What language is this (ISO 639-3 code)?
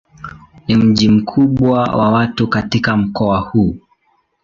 swa